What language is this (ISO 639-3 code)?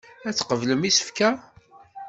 kab